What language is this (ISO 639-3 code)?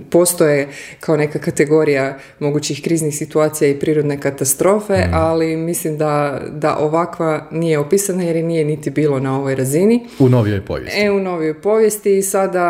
hrv